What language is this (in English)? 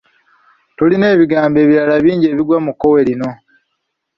Ganda